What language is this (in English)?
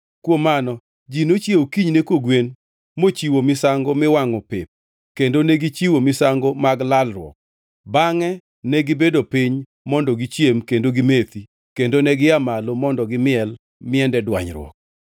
Luo (Kenya and Tanzania)